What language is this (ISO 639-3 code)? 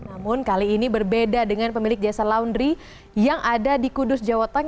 ind